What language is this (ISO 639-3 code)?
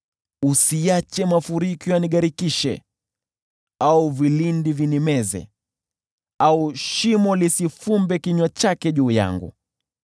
swa